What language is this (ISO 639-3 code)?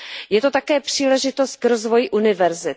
ces